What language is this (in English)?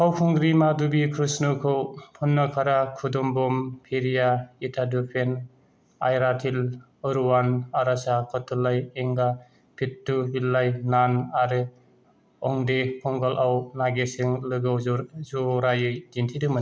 Bodo